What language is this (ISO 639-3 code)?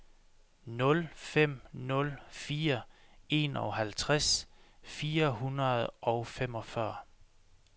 dan